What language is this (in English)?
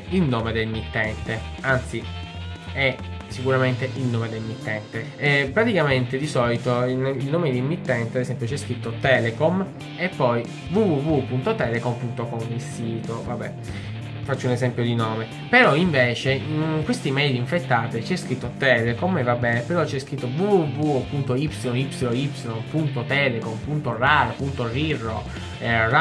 Italian